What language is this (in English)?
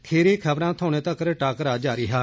Dogri